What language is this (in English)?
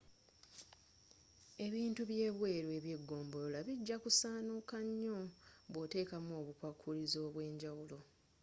Ganda